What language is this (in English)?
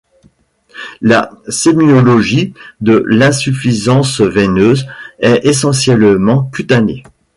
French